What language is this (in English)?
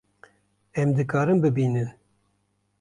Kurdish